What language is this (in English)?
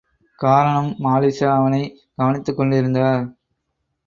Tamil